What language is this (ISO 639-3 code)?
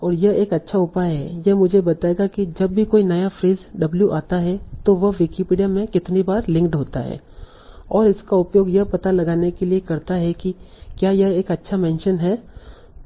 hin